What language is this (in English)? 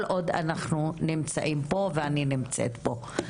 Hebrew